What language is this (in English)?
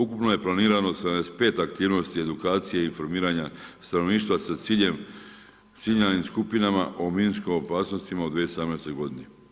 Croatian